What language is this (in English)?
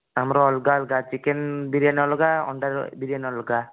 Odia